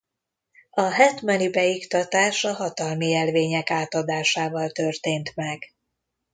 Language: Hungarian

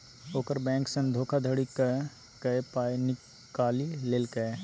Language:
Maithili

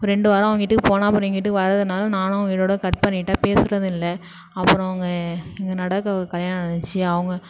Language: Tamil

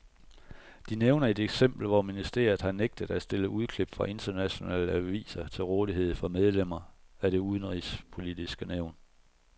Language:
Danish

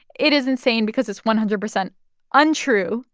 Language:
English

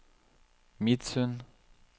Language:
Norwegian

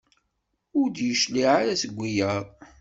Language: Kabyle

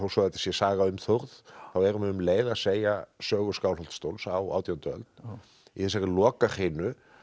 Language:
Icelandic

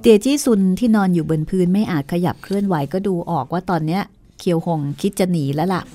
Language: Thai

